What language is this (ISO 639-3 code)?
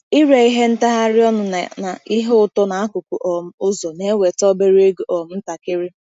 ibo